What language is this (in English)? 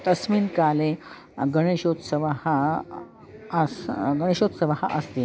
Sanskrit